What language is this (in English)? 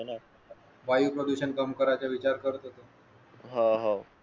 Marathi